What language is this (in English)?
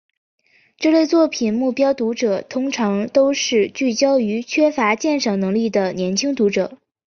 Chinese